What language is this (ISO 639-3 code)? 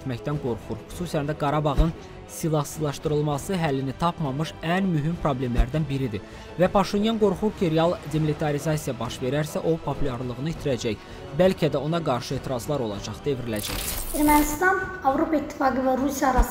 tur